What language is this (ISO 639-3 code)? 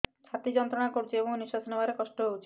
ori